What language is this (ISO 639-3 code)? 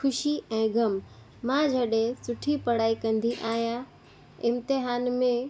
snd